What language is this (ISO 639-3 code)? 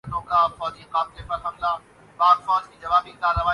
urd